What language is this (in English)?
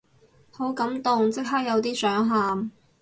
Cantonese